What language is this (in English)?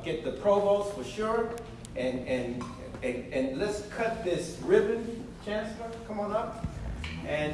English